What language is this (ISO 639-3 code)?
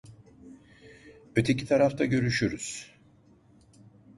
tur